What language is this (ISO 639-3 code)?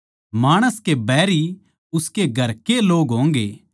bgc